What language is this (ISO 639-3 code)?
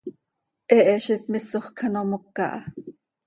sei